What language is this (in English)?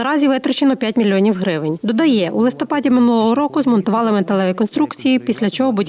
Ukrainian